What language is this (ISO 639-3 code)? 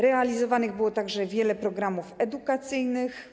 pol